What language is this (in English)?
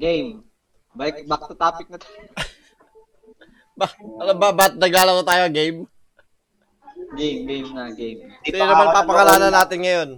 Filipino